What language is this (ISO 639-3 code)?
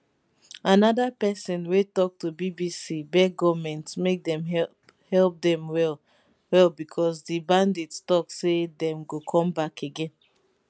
pcm